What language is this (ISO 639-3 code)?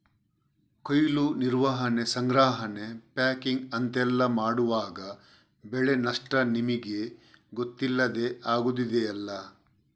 kan